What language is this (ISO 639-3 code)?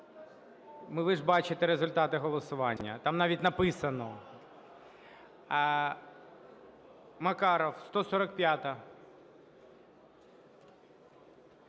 ukr